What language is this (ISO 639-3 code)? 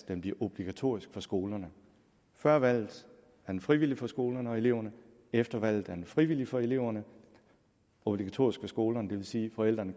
dan